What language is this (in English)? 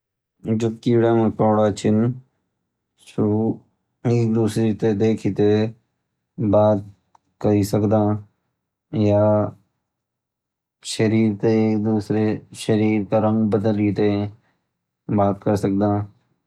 Garhwali